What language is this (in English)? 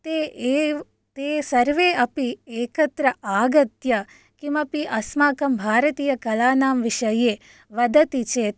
Sanskrit